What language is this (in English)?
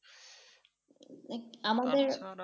Bangla